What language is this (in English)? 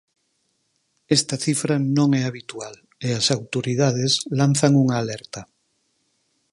Galician